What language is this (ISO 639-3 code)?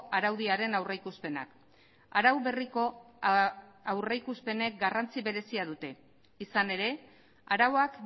eus